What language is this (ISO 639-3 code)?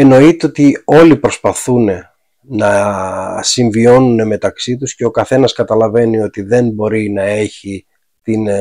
ell